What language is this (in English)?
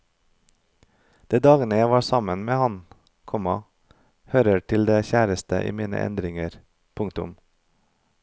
Norwegian